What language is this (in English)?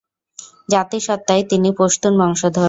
Bangla